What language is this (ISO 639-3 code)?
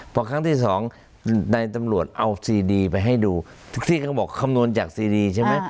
tha